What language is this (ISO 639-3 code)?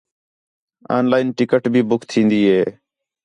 xhe